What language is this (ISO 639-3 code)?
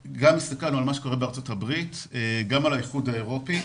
heb